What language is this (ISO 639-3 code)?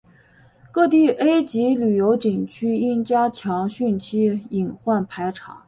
zho